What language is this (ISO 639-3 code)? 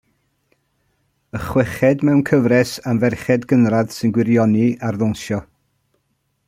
cym